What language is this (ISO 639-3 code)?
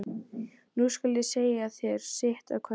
isl